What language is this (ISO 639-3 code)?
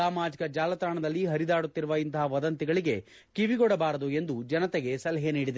kan